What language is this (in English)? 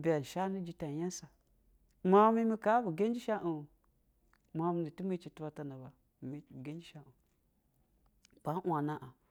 Basa (Nigeria)